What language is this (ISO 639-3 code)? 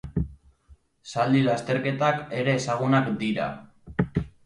eus